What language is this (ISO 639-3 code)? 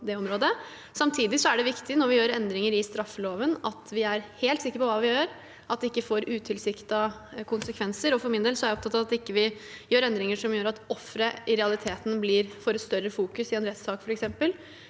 nor